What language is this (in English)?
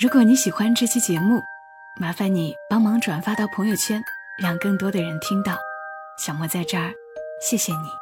Chinese